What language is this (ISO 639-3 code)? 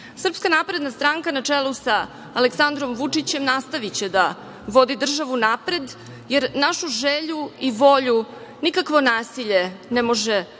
srp